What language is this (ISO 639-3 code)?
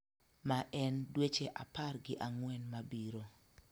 luo